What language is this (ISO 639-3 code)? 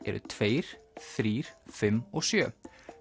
isl